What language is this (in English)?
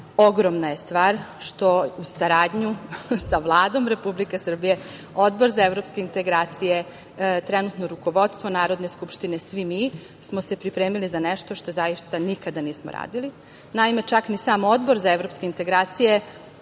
Serbian